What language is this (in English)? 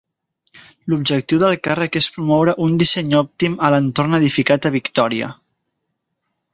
Catalan